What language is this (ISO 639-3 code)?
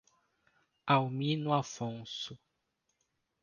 por